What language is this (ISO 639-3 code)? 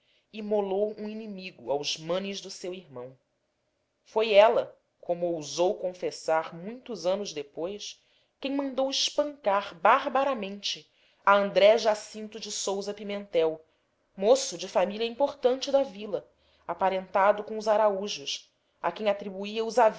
por